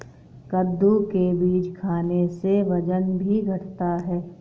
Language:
Hindi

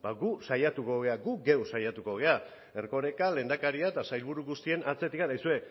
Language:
Basque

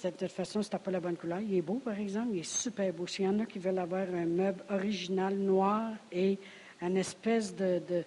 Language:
French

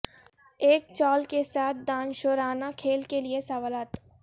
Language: Urdu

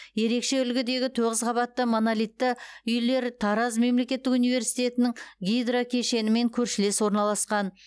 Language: Kazakh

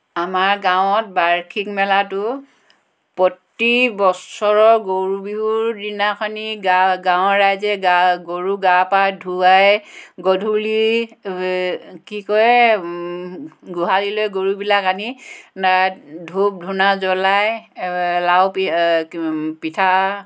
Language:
Assamese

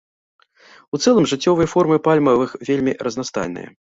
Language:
Belarusian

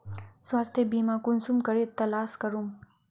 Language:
Magahi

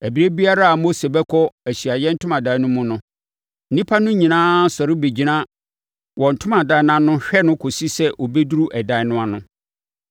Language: Akan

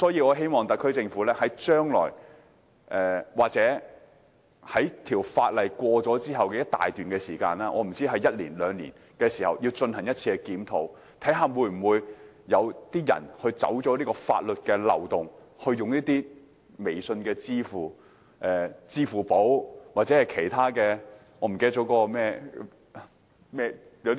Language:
Cantonese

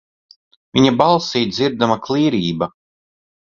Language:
Latvian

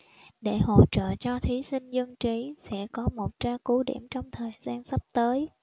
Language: Vietnamese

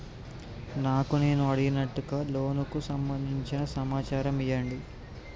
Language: Telugu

